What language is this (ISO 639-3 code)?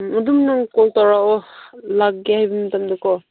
mni